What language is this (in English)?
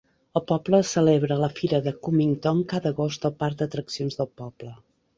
Catalan